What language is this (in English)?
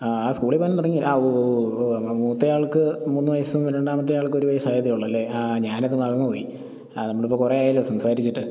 Malayalam